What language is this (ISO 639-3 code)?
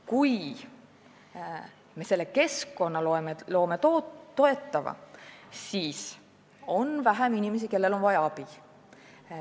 est